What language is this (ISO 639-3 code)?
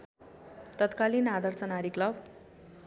nep